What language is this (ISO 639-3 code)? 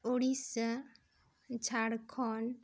sat